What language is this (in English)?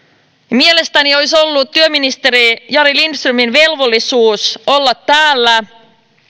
Finnish